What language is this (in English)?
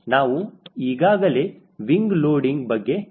Kannada